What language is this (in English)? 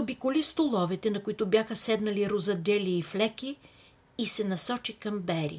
Bulgarian